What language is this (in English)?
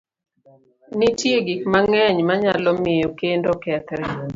Luo (Kenya and Tanzania)